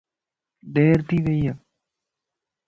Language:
Lasi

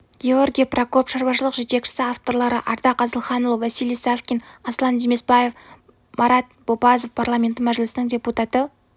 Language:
Kazakh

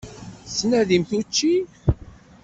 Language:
Kabyle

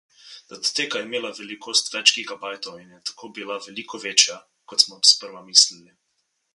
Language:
Slovenian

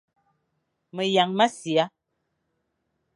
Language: Fang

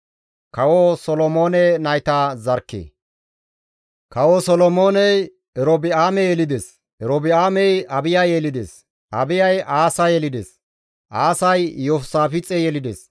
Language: Gamo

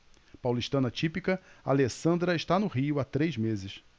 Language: Portuguese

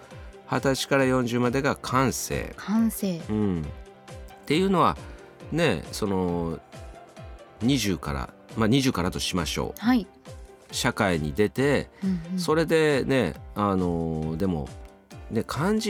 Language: Japanese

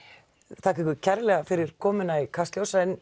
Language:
Icelandic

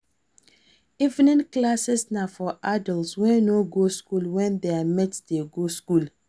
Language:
Nigerian Pidgin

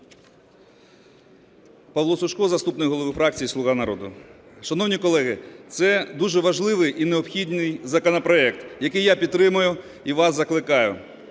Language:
Ukrainian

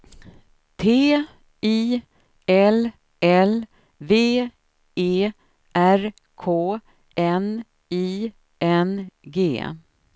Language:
Swedish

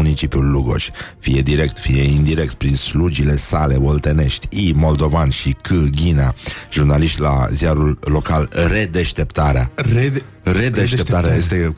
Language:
Romanian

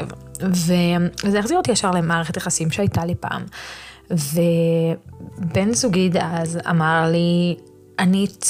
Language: Hebrew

